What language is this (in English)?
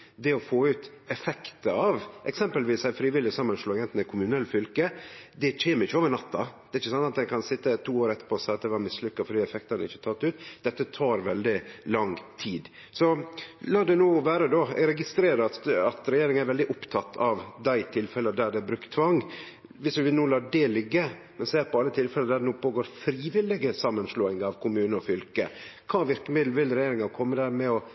Norwegian Nynorsk